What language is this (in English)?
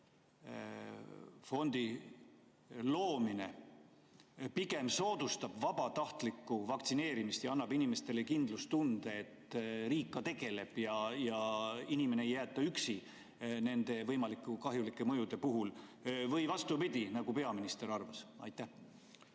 Estonian